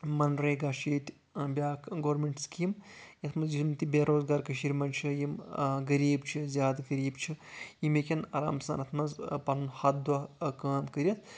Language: Kashmiri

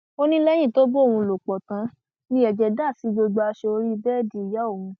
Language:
Yoruba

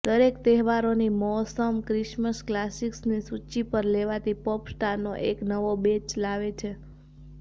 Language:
Gujarati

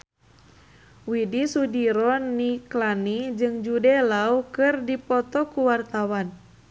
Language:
Sundanese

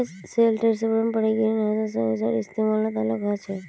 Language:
Magahi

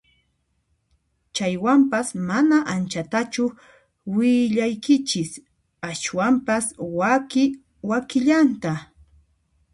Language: Puno Quechua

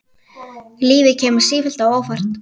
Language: Icelandic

